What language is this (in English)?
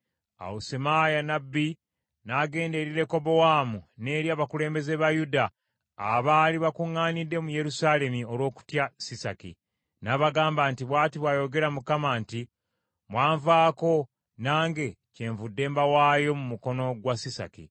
Ganda